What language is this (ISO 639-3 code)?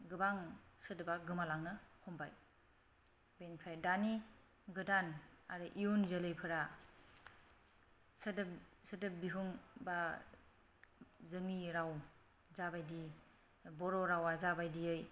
brx